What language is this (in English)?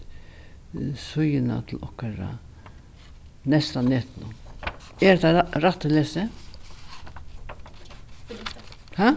Faroese